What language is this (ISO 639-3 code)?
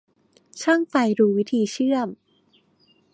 tha